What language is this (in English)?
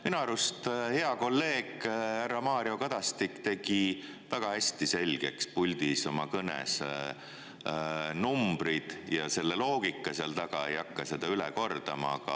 Estonian